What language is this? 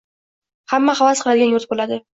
Uzbek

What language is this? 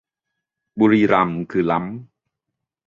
Thai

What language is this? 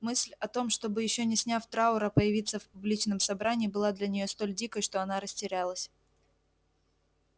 Russian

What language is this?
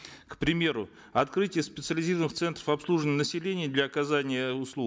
Kazakh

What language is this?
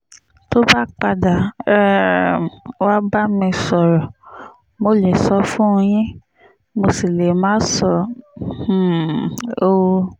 Yoruba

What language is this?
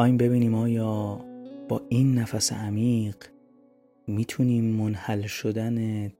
Persian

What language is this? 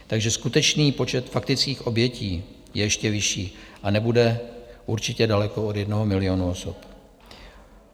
Czech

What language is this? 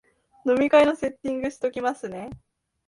Japanese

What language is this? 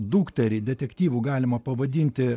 Lithuanian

